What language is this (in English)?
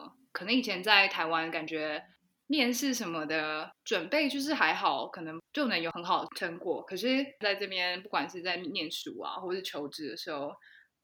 Chinese